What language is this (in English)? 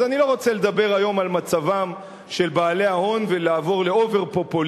Hebrew